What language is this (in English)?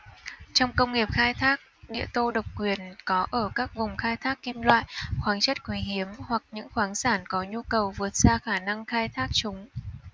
Vietnamese